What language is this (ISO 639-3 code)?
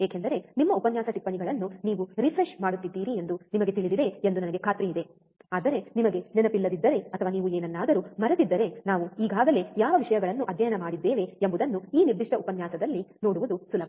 kan